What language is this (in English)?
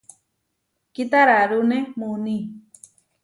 Huarijio